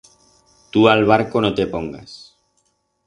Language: Aragonese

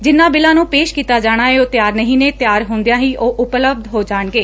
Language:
Punjabi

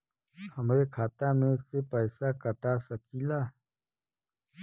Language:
Bhojpuri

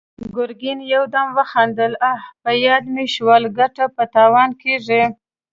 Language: Pashto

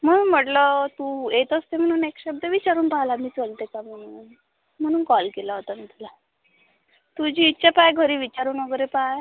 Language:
Marathi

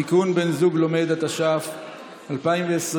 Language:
Hebrew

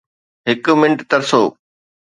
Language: Sindhi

